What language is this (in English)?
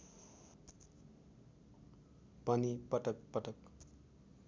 Nepali